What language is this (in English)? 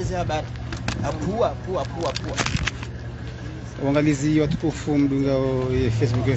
Arabic